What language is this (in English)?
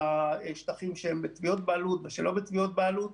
Hebrew